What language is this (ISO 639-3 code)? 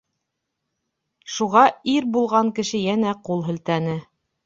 bak